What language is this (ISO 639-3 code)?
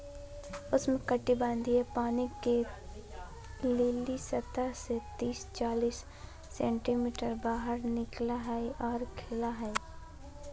mag